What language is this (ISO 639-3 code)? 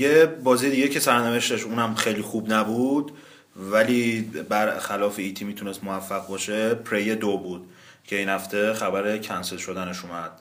fas